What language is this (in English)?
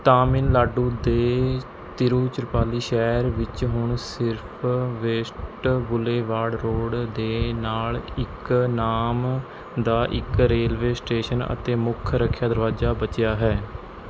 Punjabi